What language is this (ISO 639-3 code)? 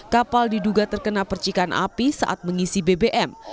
ind